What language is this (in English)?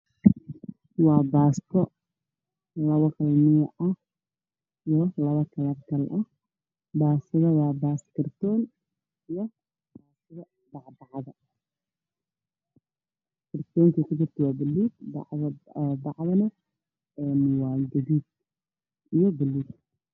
Somali